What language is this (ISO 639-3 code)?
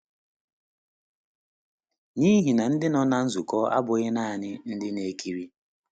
ibo